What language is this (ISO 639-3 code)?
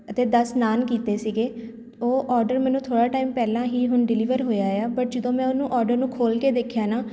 pan